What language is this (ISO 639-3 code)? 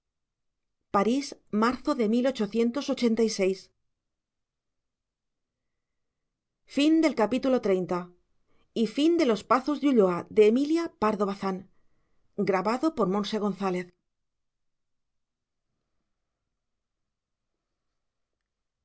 spa